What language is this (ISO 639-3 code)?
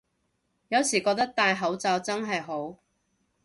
yue